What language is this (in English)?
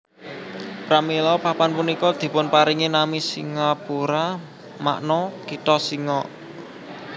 Javanese